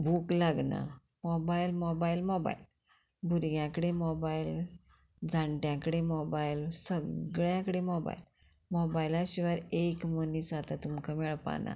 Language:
Konkani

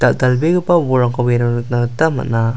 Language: Garo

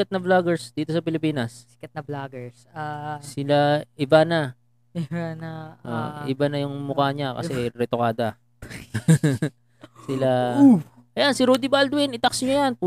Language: Filipino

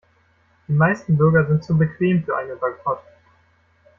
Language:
German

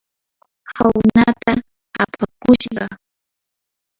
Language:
Yanahuanca Pasco Quechua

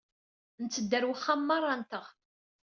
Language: Kabyle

